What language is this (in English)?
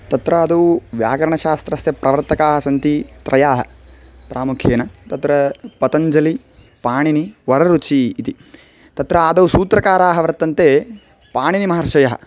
Sanskrit